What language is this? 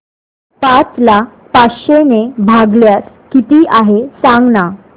Marathi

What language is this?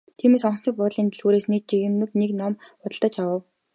Mongolian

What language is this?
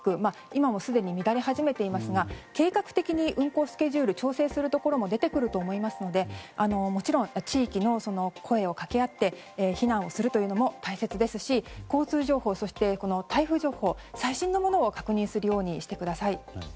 Japanese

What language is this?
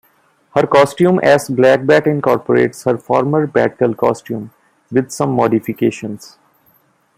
English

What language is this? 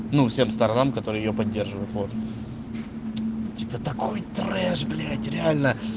Russian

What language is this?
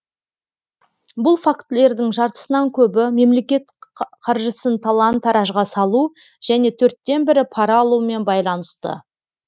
Kazakh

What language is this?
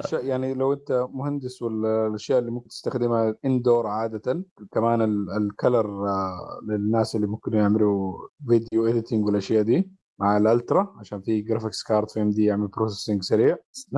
Arabic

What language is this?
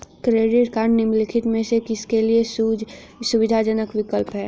Hindi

